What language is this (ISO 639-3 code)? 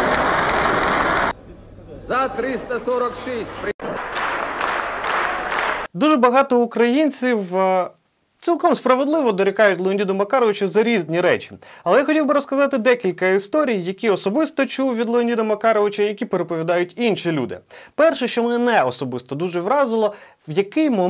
ukr